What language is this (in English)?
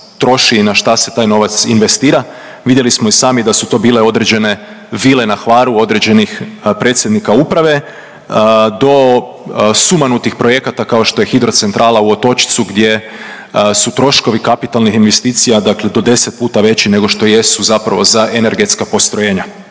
Croatian